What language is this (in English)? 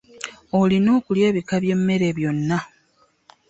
Ganda